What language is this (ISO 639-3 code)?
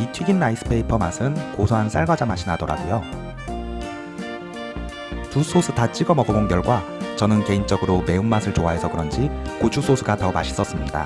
kor